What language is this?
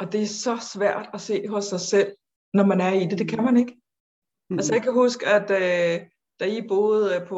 Danish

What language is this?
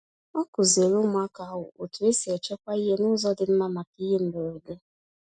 Igbo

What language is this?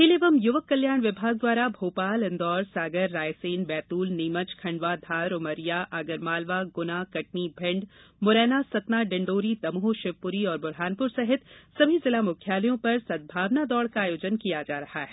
Hindi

